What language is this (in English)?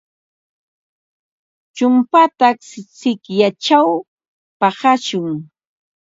Ambo-Pasco Quechua